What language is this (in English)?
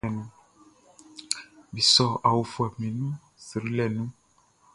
Baoulé